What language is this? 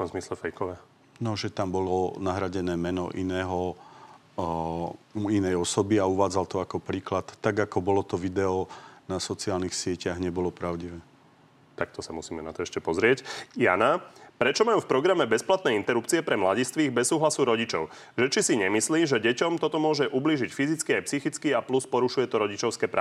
Slovak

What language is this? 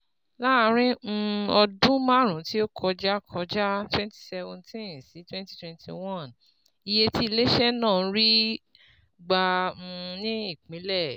Yoruba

